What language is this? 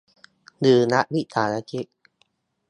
Thai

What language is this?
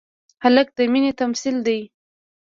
Pashto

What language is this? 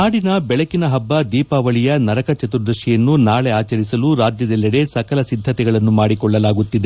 Kannada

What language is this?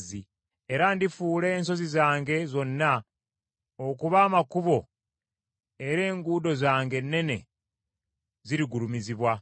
Ganda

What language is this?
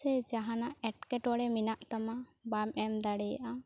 Santali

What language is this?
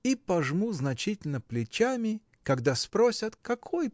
Russian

